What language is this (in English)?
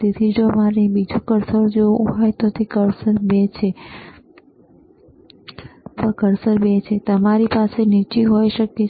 Gujarati